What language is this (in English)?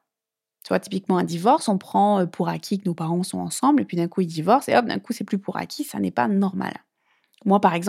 French